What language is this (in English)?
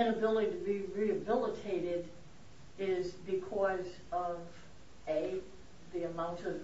English